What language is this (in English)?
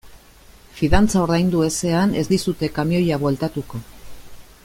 Basque